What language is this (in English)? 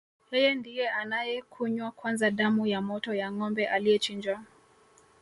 Swahili